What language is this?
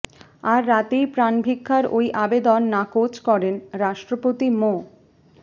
Bangla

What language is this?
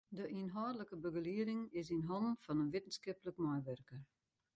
Western Frisian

